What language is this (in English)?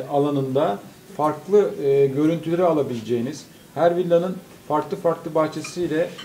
Turkish